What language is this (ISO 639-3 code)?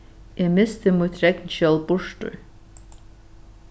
fao